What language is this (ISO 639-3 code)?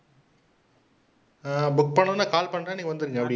tam